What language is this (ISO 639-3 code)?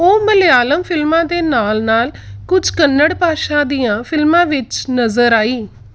pan